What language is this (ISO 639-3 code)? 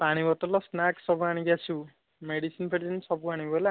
ori